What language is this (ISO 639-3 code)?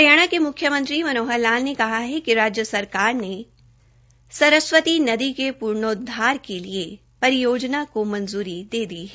hin